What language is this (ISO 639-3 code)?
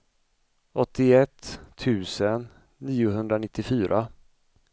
swe